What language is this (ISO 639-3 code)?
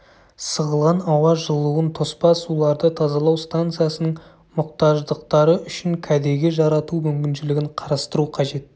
kaz